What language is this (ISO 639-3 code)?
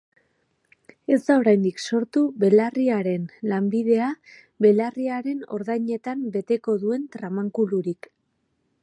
eus